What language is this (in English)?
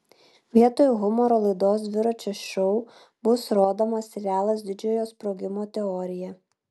Lithuanian